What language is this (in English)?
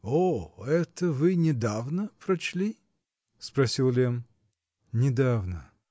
Russian